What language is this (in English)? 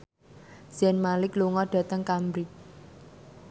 Javanese